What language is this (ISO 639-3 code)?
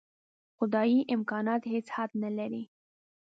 pus